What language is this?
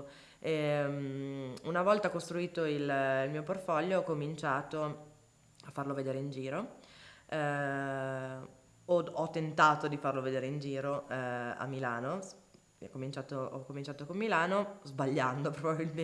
Italian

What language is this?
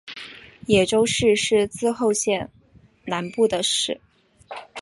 Chinese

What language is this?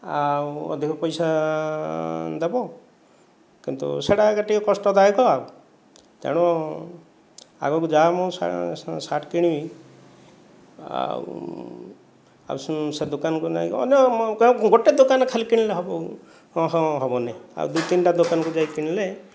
Odia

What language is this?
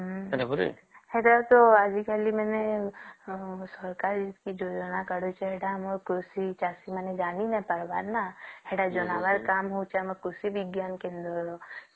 Odia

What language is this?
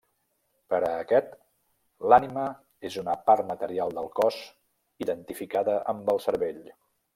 Catalan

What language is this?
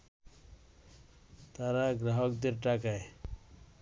Bangla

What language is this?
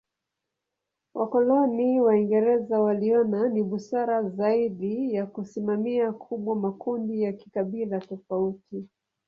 Swahili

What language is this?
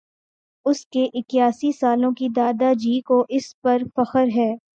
Urdu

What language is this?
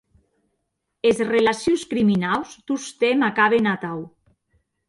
Occitan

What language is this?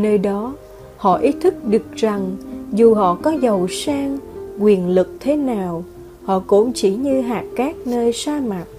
Vietnamese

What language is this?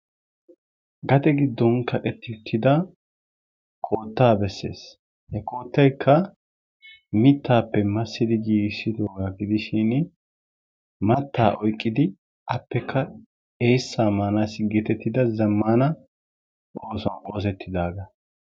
Wolaytta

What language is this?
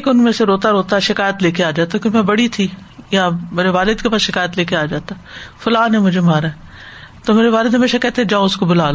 Urdu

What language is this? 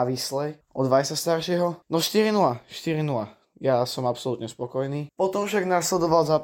Slovak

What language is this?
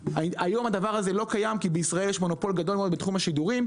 Hebrew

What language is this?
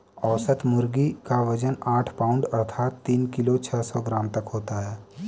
Hindi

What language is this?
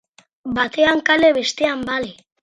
Basque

